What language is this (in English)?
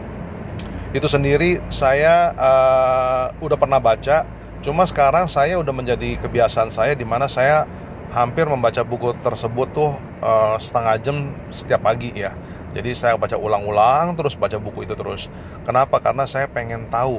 Indonesian